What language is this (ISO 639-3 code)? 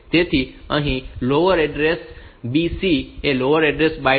guj